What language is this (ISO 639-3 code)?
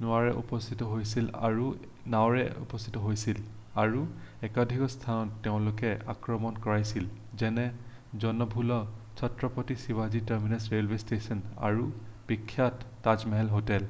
asm